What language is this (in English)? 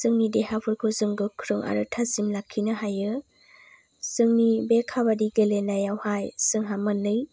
Bodo